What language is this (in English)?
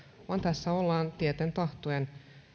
Finnish